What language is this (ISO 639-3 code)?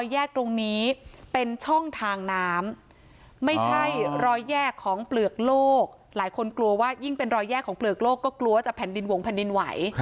tha